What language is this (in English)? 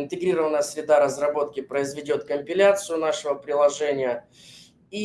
Russian